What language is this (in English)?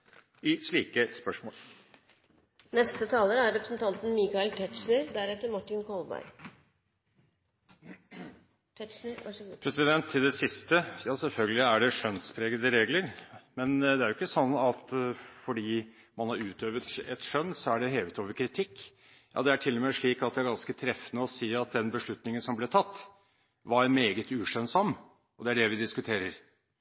Norwegian Bokmål